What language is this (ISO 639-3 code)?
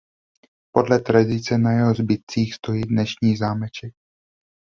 ces